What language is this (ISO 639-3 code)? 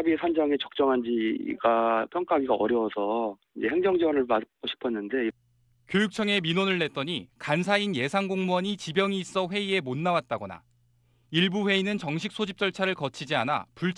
kor